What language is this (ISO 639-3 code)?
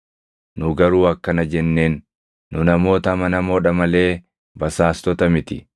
orm